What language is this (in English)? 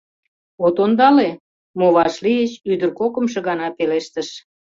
Mari